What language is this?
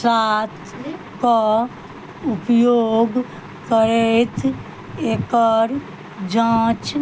Maithili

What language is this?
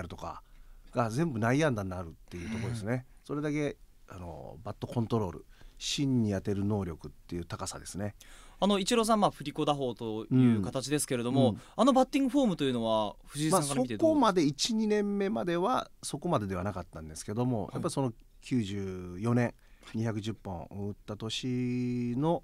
Japanese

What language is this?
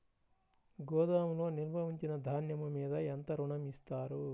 Telugu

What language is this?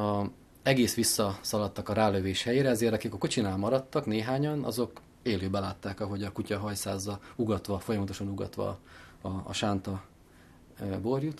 Hungarian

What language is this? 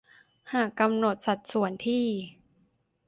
Thai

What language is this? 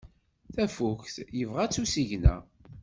Kabyle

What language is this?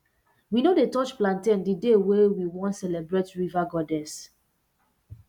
Nigerian Pidgin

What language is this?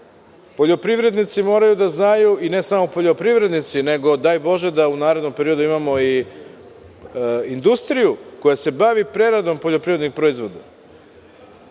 Serbian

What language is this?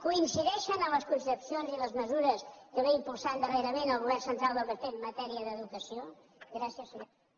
Catalan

